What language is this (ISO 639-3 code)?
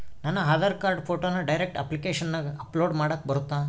kan